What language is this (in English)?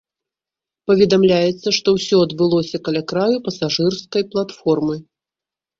Belarusian